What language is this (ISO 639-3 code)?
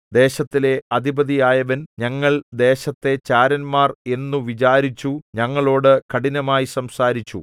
mal